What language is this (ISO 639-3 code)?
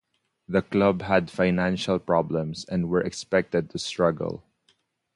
eng